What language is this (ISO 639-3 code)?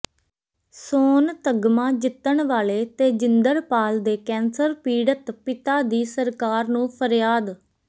pan